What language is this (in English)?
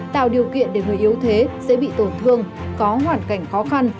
Vietnamese